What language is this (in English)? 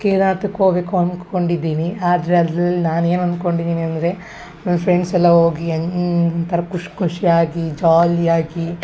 Kannada